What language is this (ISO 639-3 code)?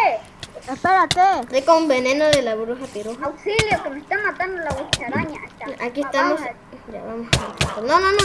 spa